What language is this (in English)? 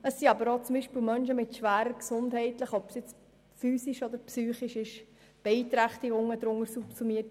Swiss German